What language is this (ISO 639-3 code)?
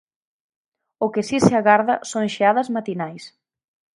glg